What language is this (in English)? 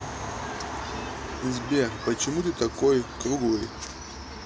Russian